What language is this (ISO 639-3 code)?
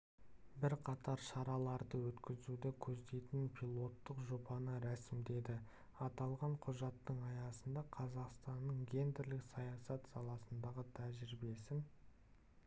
kaz